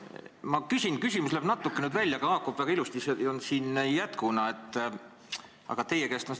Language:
Estonian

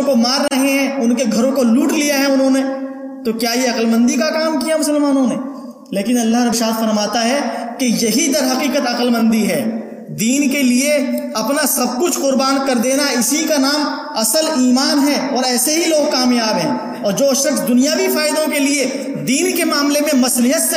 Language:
Urdu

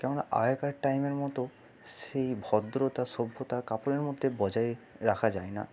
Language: Bangla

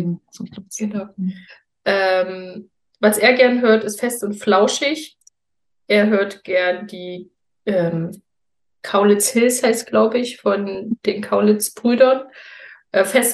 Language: German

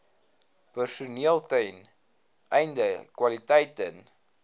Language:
Afrikaans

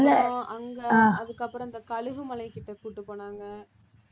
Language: Tamil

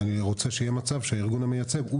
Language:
Hebrew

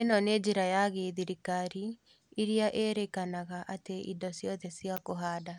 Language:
Kikuyu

